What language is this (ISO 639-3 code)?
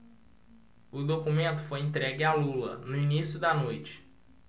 por